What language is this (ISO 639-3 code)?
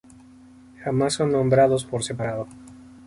spa